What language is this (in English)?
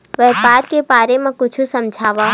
Chhattisgarhi